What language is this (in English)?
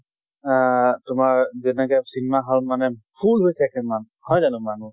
Assamese